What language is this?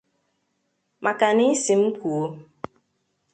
Igbo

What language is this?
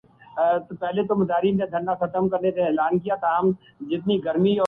Urdu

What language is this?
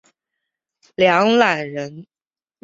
Chinese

